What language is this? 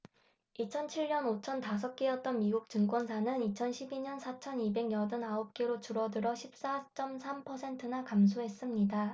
Korean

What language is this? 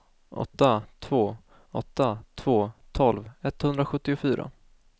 Swedish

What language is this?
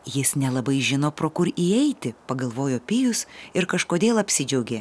Lithuanian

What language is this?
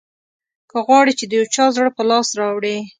Pashto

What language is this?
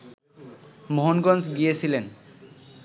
Bangla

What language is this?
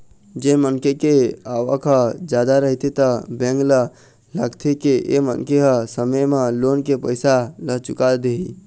Chhattisgarhi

